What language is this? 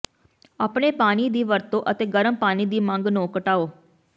Punjabi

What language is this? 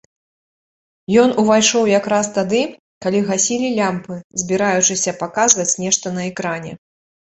Belarusian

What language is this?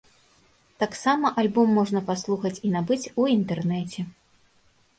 Belarusian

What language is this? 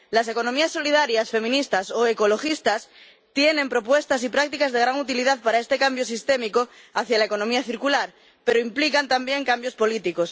Spanish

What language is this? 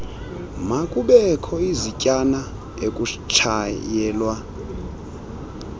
Xhosa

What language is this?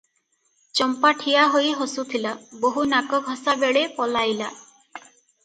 Odia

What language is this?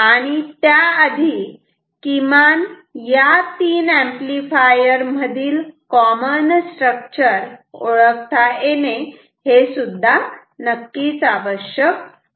Marathi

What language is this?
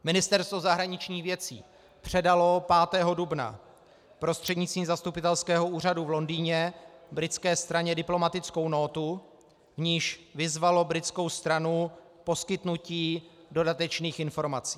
Czech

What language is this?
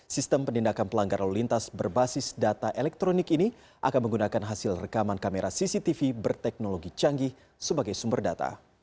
Indonesian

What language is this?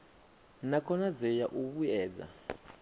Venda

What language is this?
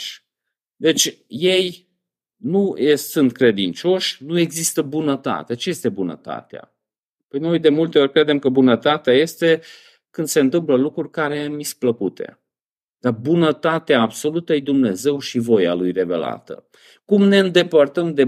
Romanian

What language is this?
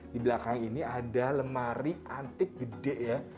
Indonesian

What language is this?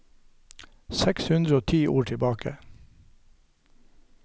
Norwegian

